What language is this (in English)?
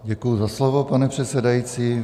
Czech